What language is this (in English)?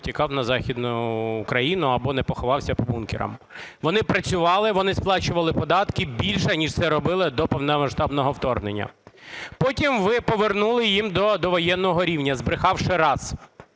Ukrainian